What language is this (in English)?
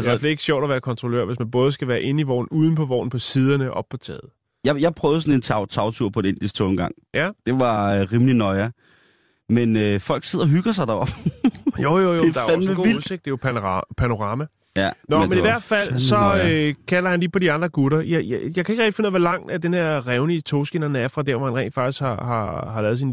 Danish